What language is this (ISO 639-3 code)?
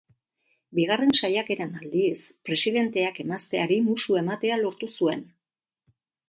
eus